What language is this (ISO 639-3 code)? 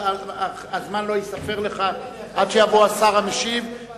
heb